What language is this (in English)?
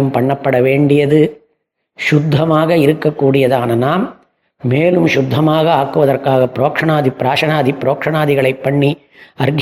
Tamil